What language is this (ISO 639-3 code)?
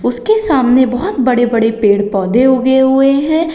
hin